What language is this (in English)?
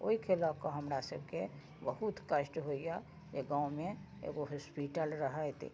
Maithili